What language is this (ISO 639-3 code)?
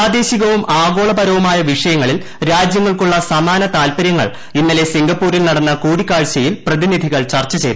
mal